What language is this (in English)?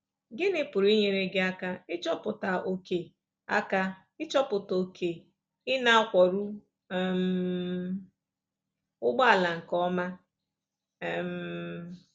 Igbo